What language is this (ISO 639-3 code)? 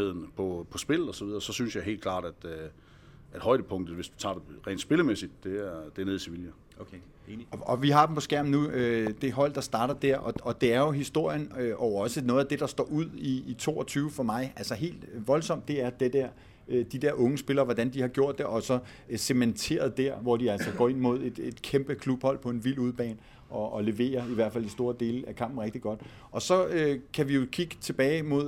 dan